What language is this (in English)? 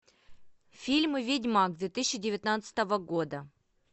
Russian